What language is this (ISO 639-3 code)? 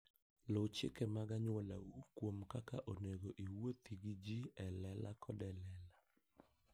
luo